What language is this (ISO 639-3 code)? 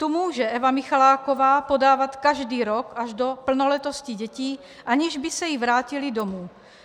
ces